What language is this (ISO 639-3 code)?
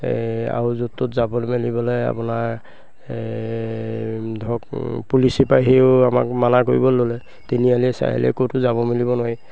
asm